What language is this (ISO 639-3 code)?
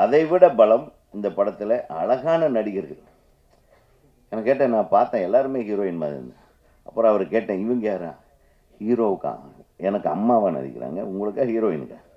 tam